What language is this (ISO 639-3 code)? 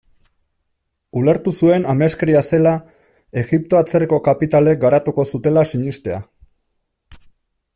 eus